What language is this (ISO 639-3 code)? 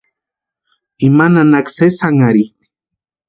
pua